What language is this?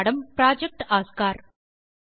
Tamil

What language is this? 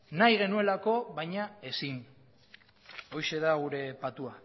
Basque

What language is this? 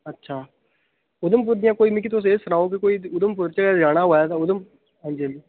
Dogri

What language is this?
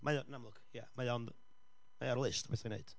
Welsh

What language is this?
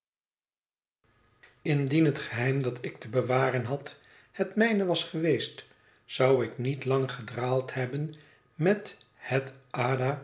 Dutch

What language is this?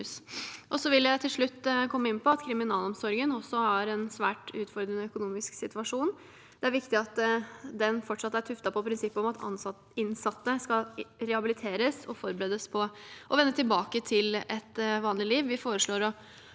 Norwegian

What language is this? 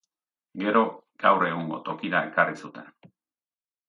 Basque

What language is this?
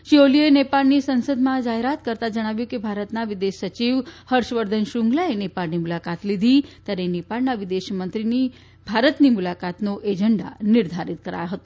Gujarati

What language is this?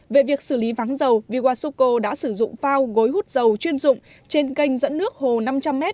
Vietnamese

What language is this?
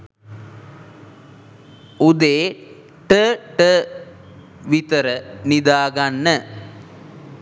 Sinhala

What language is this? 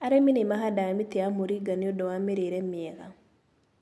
Kikuyu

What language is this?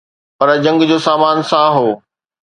Sindhi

